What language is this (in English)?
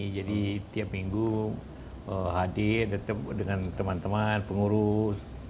Indonesian